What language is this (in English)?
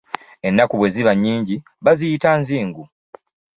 Ganda